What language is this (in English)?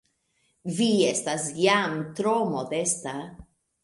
Esperanto